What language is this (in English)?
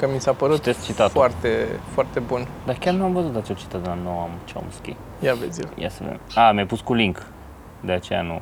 Romanian